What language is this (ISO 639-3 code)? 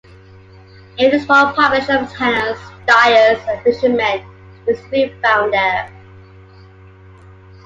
eng